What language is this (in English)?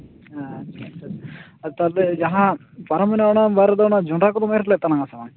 Santali